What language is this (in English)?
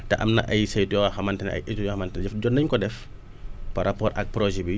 Wolof